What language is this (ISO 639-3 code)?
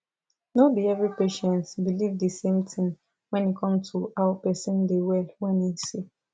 pcm